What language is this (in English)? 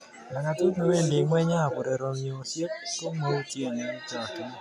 Kalenjin